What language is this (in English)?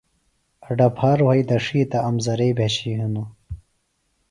Phalura